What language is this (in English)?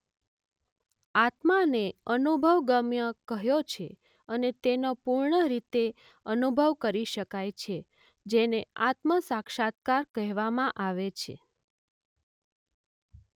Gujarati